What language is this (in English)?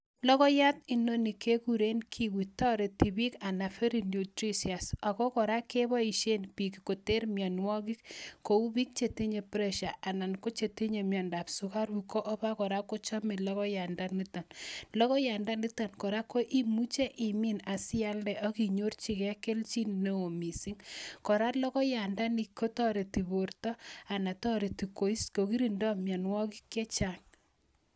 Kalenjin